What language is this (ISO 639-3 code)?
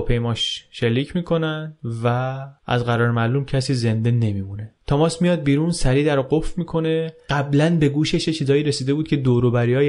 fas